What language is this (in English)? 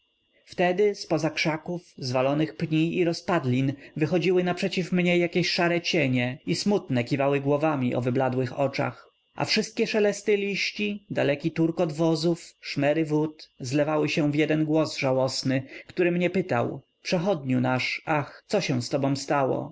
Polish